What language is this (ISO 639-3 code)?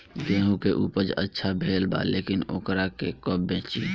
bho